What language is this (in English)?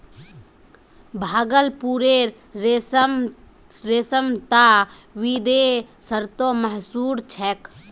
Magahi